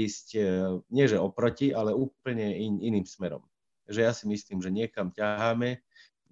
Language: Slovak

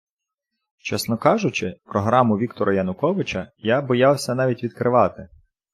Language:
Ukrainian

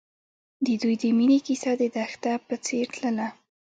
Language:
Pashto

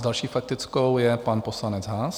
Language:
Czech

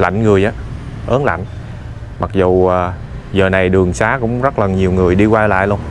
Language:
Vietnamese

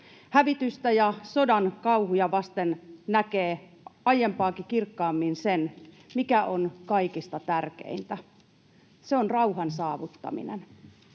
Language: Finnish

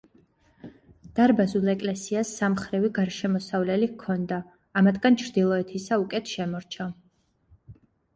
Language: Georgian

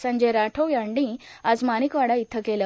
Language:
Marathi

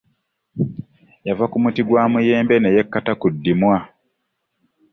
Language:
Ganda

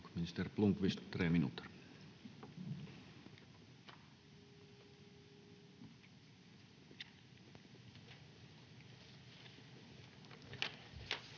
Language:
Finnish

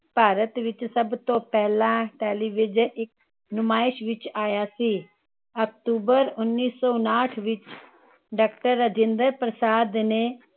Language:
Punjabi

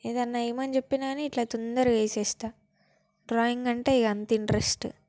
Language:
Telugu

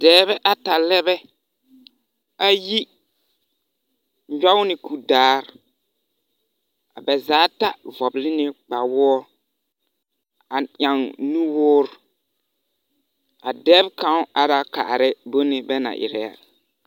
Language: Southern Dagaare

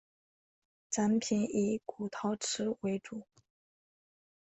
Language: Chinese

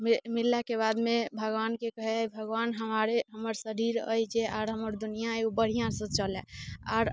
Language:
Maithili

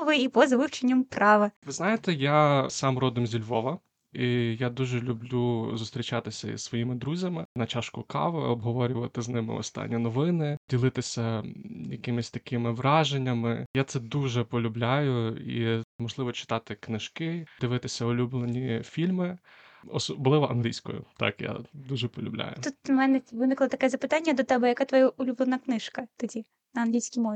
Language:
Ukrainian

